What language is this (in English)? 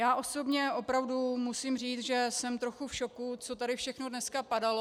Czech